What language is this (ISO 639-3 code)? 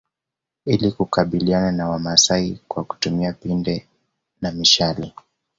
swa